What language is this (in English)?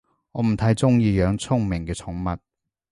Cantonese